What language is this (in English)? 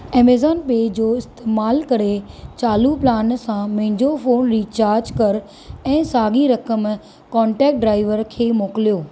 Sindhi